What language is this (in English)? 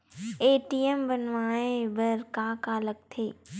Chhattisgarhi